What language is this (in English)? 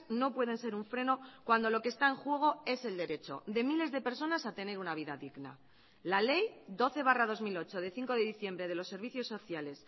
Spanish